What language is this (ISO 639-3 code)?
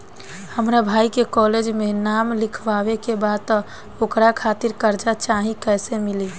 bho